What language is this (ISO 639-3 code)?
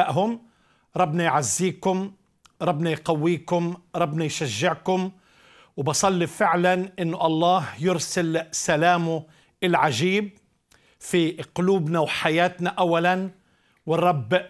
ara